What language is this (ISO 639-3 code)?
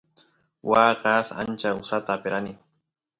qus